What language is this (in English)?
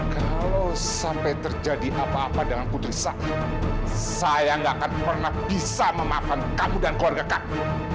Indonesian